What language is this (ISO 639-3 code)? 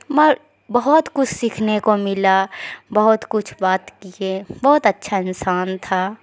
urd